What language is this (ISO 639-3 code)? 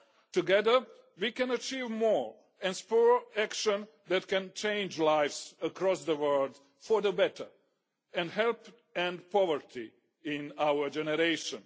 eng